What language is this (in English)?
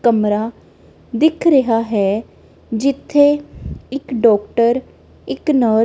Punjabi